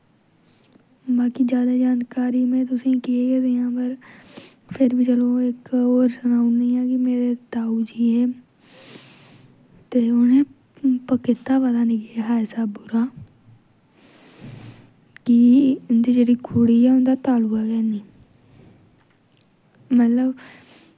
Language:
Dogri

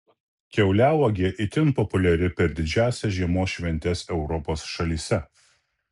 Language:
Lithuanian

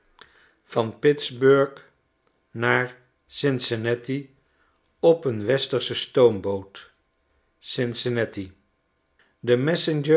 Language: Dutch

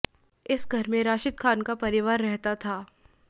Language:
Hindi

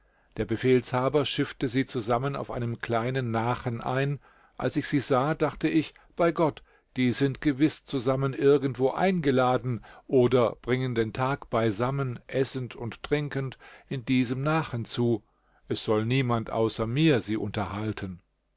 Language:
German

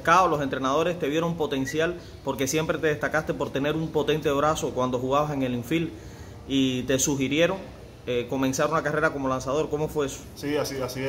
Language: Spanish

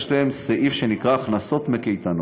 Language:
Hebrew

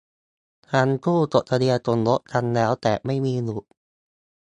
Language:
Thai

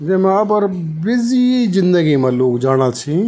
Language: Garhwali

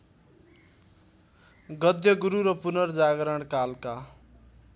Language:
Nepali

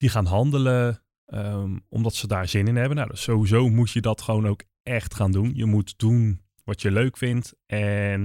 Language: Dutch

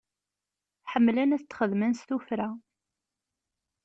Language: Kabyle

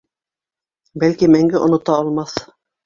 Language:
Bashkir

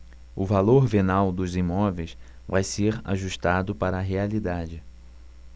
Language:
Portuguese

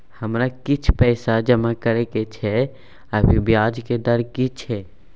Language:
Maithili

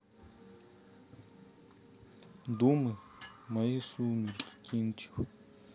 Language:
Russian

